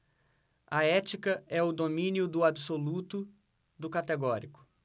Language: Portuguese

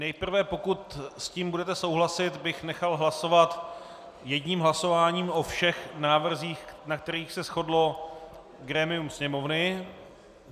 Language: Czech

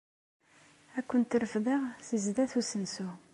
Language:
Kabyle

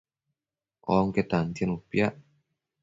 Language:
Matsés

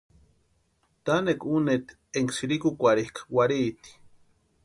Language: Western Highland Purepecha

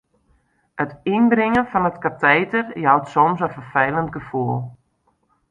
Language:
Western Frisian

